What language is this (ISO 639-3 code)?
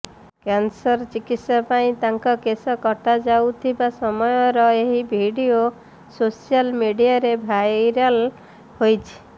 ori